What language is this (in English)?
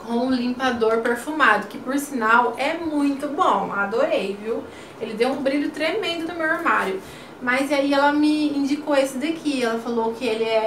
Portuguese